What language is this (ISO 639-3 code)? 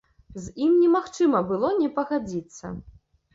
bel